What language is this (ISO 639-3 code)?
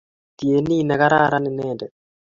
kln